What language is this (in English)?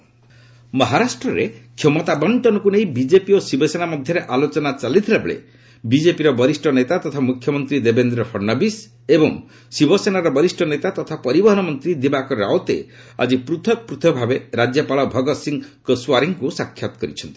Odia